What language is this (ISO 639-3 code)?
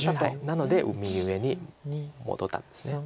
jpn